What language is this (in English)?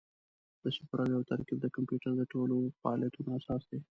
Pashto